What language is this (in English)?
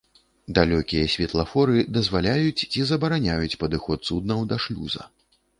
Belarusian